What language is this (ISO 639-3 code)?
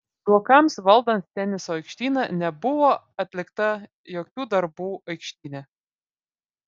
lit